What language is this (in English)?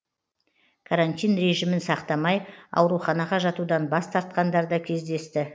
Kazakh